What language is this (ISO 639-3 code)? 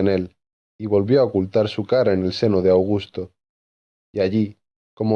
spa